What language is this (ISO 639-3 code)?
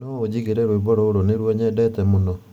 kik